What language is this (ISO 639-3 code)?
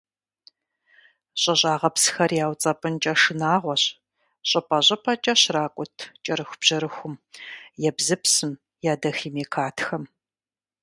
kbd